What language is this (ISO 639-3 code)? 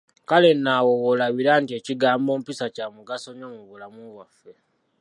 lug